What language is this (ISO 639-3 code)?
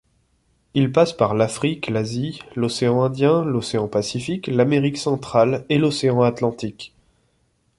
fra